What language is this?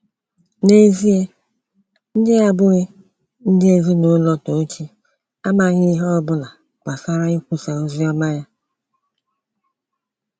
Igbo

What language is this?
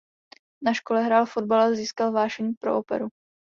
Czech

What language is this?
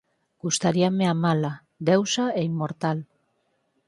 Galician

